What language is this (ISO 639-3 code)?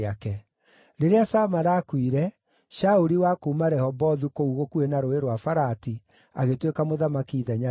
kik